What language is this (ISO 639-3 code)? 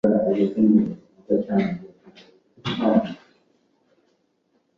zho